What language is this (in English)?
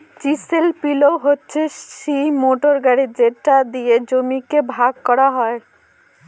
Bangla